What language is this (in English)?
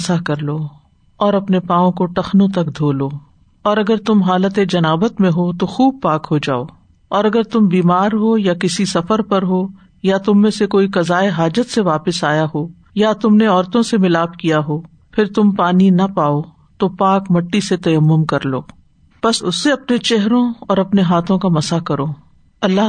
Urdu